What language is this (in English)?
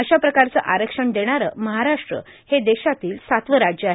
Marathi